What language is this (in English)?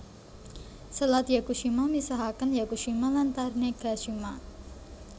Javanese